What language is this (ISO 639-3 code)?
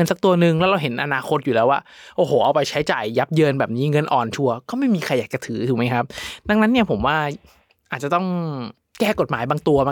tha